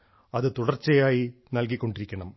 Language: Malayalam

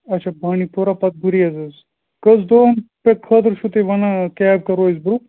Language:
Kashmiri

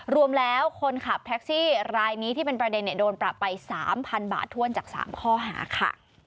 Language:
Thai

